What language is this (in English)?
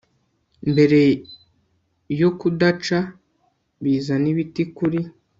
Kinyarwanda